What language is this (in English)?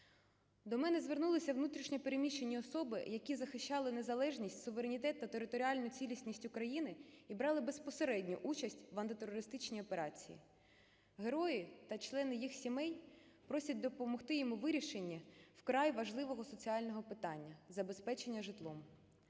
Ukrainian